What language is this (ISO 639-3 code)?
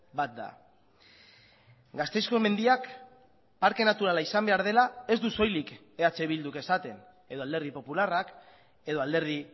eus